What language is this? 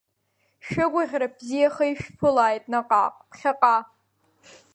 Abkhazian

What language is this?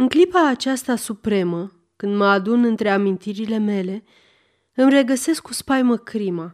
Romanian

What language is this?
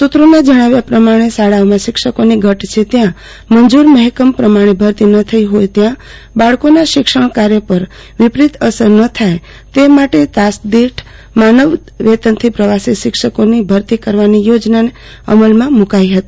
Gujarati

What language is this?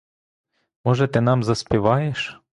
Ukrainian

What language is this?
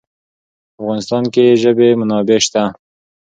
Pashto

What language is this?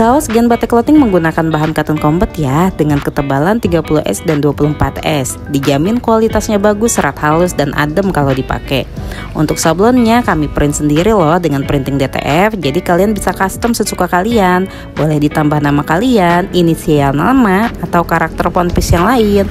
Indonesian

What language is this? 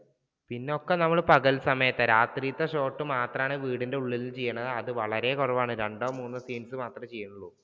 Malayalam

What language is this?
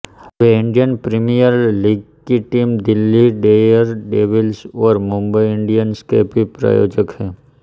Hindi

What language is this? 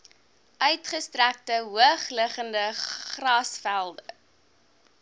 Afrikaans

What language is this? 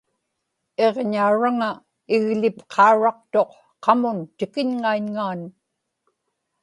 Inupiaq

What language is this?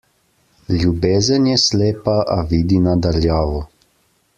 Slovenian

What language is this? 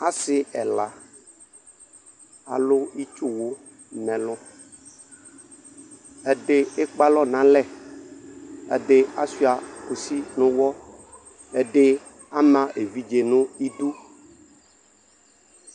Ikposo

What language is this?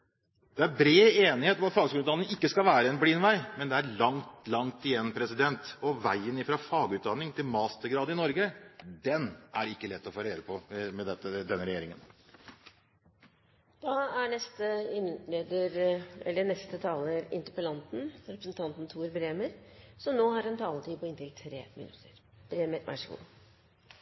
Norwegian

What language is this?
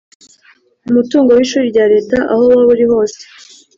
Kinyarwanda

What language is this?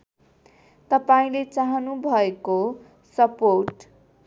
Nepali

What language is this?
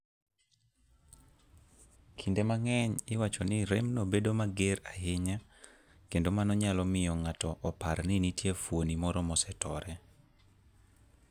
Luo (Kenya and Tanzania)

